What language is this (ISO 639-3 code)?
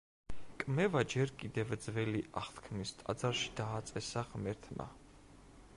kat